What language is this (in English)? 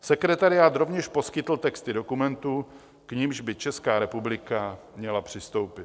Czech